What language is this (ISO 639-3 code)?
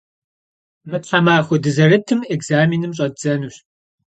kbd